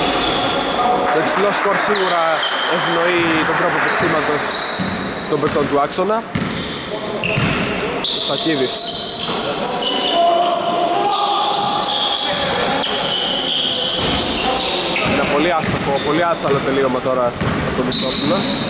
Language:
Greek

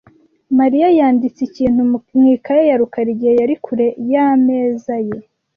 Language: Kinyarwanda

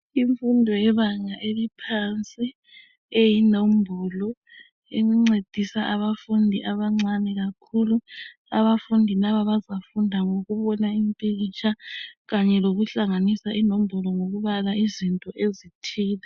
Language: North Ndebele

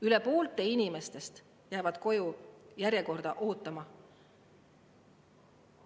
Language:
Estonian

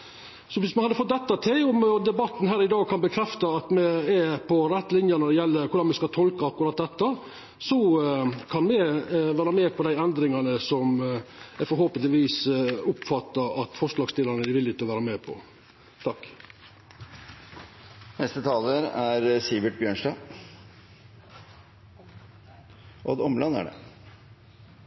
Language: Norwegian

